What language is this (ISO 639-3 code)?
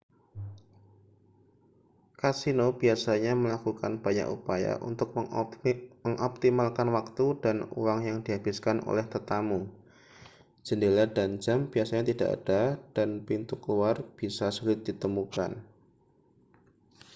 ind